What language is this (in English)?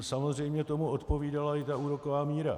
Czech